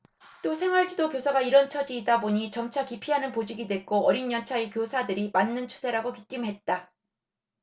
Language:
Korean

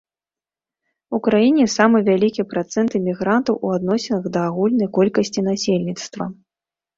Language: Belarusian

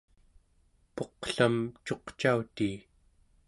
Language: Central Yupik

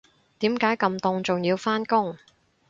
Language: Cantonese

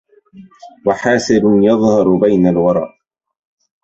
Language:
Arabic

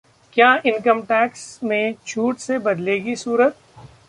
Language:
Hindi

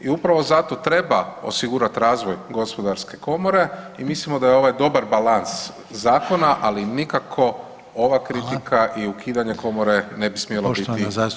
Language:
Croatian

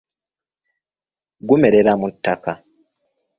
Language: Ganda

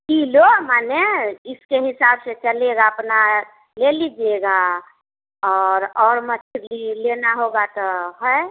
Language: Hindi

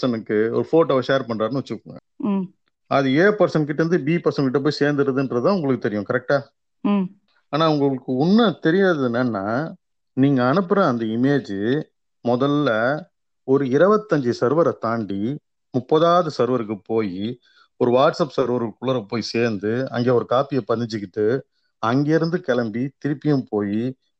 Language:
Tamil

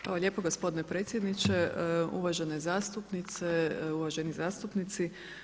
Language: Croatian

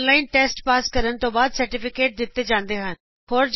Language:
Punjabi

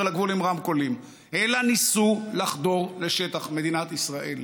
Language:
Hebrew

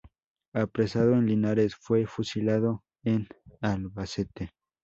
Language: Spanish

